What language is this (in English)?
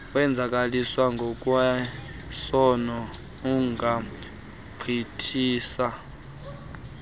Xhosa